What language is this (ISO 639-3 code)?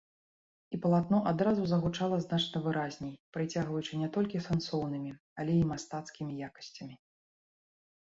bel